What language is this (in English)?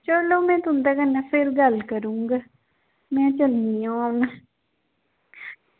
Dogri